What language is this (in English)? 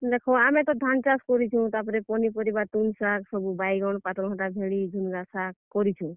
Odia